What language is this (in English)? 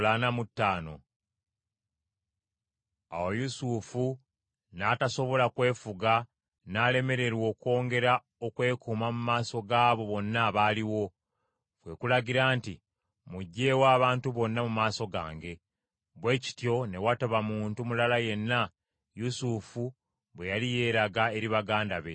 Ganda